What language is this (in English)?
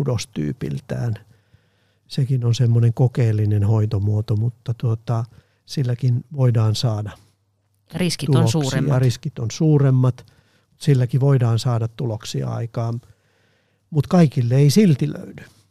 Finnish